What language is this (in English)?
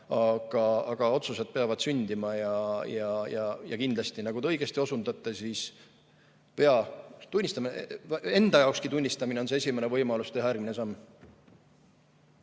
Estonian